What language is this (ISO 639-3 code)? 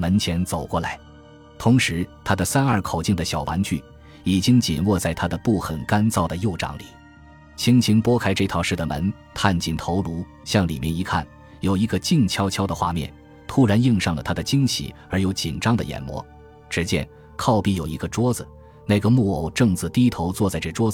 zho